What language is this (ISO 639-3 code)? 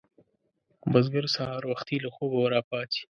pus